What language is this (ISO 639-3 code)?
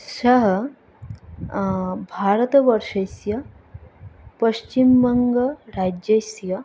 san